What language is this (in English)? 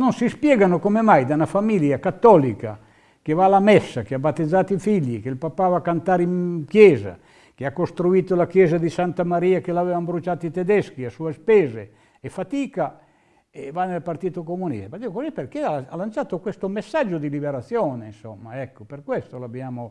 Italian